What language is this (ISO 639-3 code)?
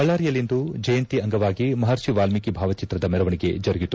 kan